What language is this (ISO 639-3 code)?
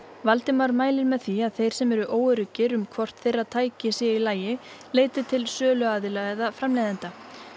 isl